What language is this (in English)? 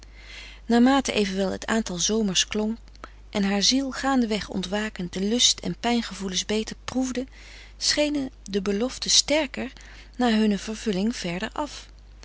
Dutch